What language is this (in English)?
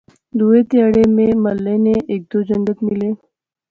Pahari-Potwari